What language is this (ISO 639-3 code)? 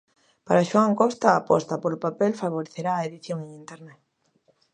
glg